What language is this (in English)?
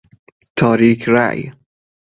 Persian